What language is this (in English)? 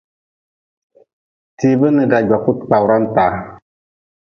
Nawdm